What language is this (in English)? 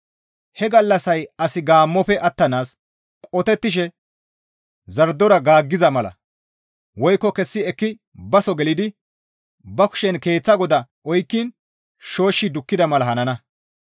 Gamo